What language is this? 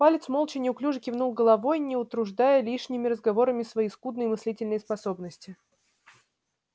Russian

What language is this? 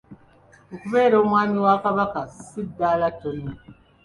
Ganda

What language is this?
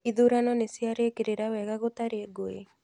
Kikuyu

